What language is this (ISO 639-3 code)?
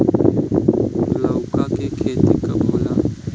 bho